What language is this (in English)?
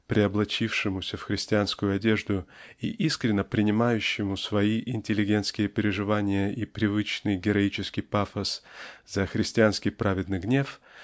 Russian